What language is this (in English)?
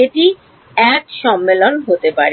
Bangla